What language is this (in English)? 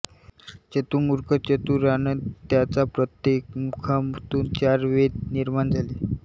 Marathi